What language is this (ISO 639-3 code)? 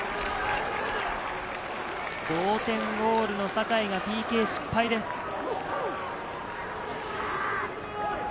jpn